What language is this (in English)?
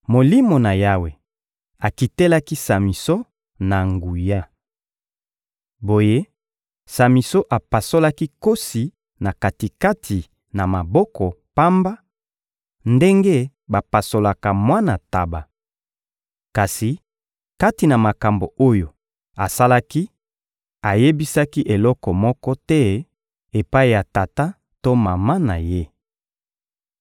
Lingala